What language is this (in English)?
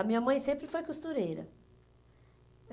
Portuguese